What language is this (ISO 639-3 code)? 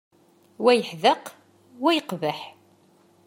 kab